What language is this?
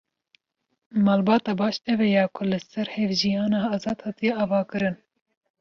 Kurdish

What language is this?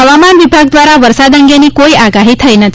Gujarati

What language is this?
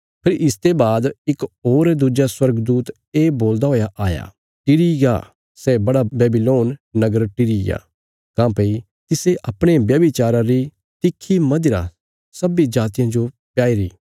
Bilaspuri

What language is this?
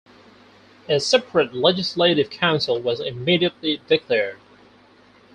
English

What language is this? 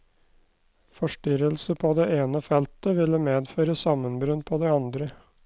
Norwegian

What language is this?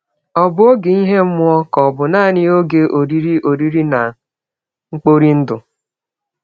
Igbo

